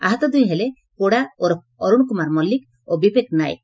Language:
Odia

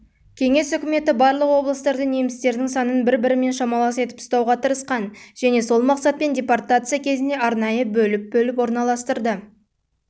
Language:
Kazakh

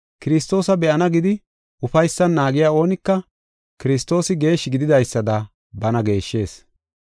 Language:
Gofa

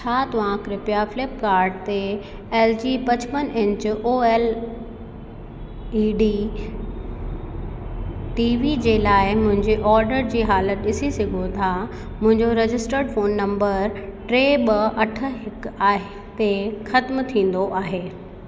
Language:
Sindhi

